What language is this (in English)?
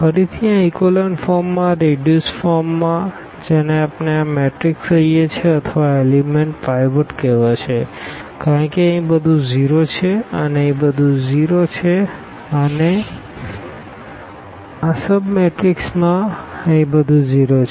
Gujarati